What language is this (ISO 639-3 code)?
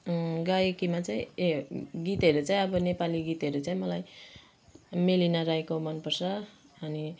nep